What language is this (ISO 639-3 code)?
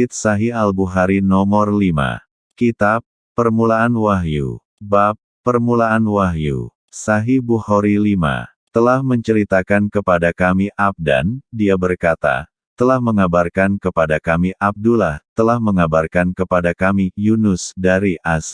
ind